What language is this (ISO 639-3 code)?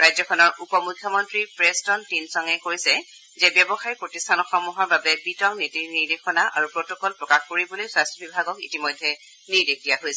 asm